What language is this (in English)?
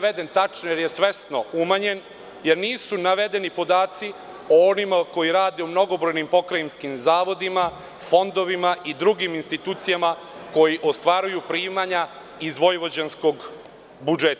Serbian